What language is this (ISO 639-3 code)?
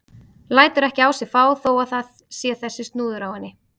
isl